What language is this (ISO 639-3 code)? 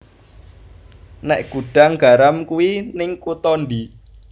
jav